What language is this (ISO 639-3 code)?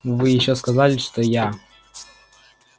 rus